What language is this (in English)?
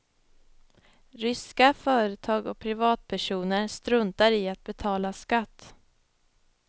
Swedish